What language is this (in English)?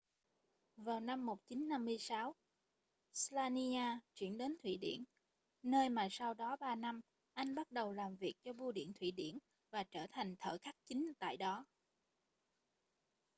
Vietnamese